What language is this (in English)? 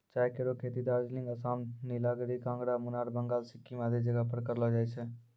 Maithili